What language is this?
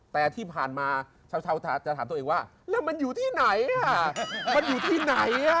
Thai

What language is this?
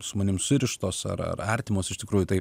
Lithuanian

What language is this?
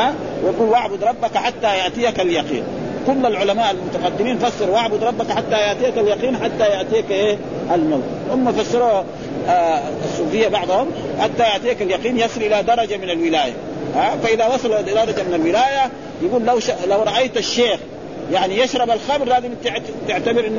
Arabic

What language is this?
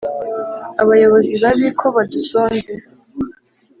Kinyarwanda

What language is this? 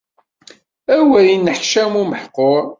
Kabyle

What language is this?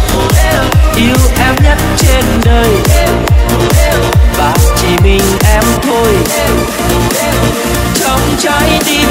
Vietnamese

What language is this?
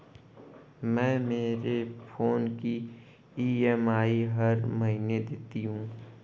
Hindi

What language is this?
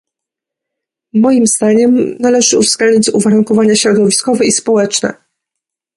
Polish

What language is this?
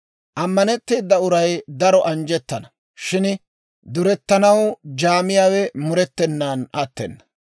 Dawro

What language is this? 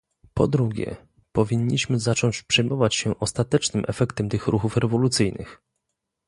Polish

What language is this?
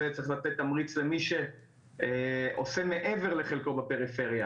Hebrew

